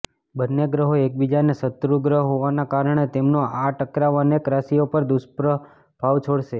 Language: Gujarati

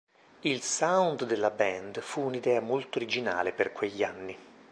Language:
Italian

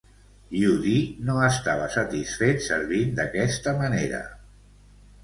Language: Catalan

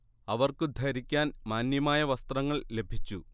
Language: Malayalam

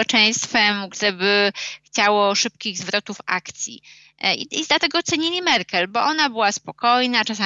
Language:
Polish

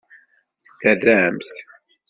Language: Kabyle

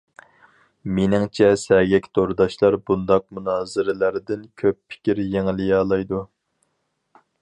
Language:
Uyghur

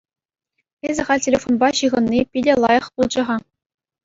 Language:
Chuvash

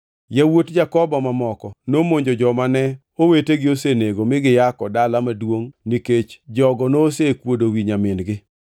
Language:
Luo (Kenya and Tanzania)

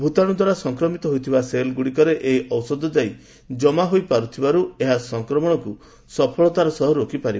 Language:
Odia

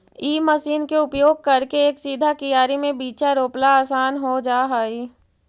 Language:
Magahi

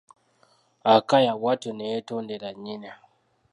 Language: Ganda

